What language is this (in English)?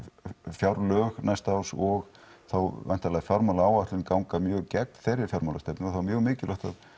Icelandic